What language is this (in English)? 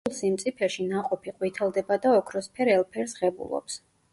Georgian